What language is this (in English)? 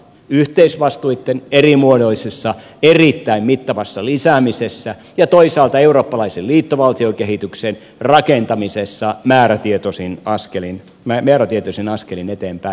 Finnish